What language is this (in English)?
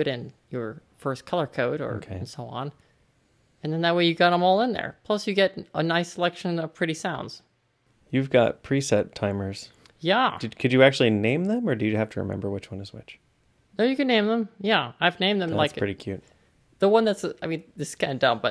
English